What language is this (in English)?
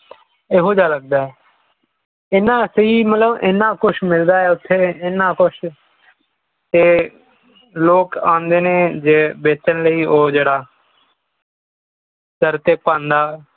Punjabi